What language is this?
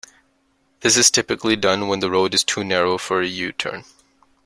English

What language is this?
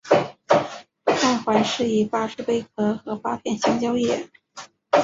Chinese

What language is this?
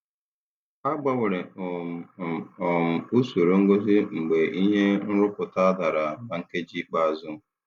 Igbo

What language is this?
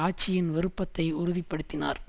Tamil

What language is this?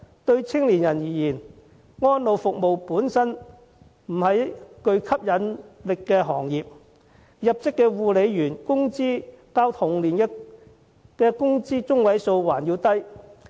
Cantonese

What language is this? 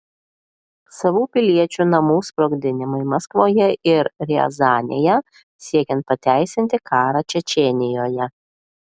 Lithuanian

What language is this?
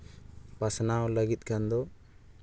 Santali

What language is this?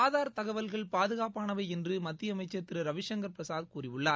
Tamil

